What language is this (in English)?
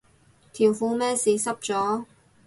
Cantonese